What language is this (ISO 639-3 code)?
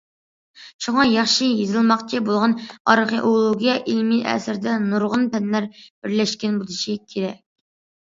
uig